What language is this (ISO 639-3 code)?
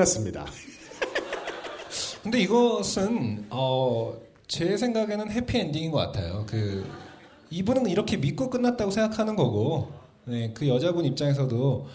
kor